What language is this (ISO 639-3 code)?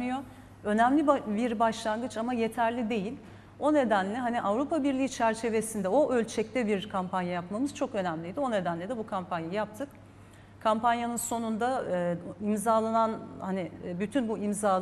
tur